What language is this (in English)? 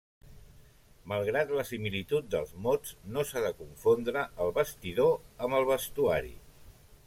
Catalan